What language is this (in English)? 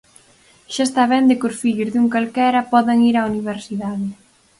Galician